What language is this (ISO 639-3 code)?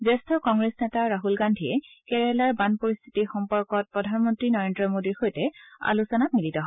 asm